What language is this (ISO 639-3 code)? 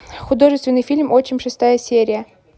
rus